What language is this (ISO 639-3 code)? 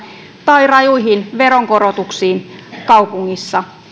fin